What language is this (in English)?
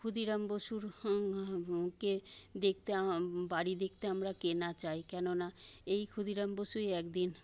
Bangla